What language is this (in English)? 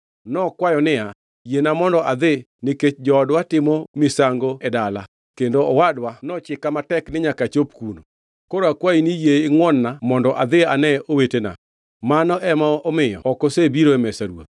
Luo (Kenya and Tanzania)